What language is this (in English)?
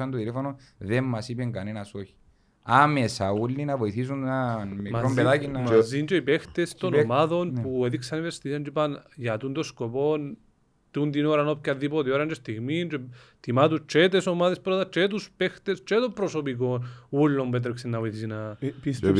Greek